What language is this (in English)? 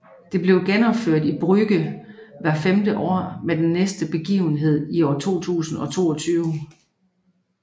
Danish